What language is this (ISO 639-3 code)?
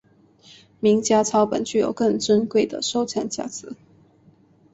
zho